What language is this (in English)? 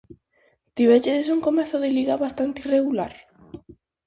Galician